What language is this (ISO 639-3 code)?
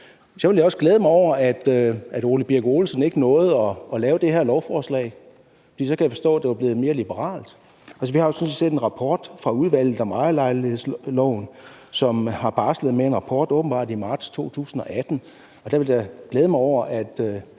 dan